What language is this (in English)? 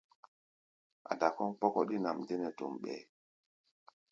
Gbaya